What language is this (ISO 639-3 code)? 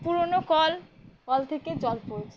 ben